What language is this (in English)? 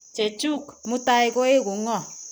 Kalenjin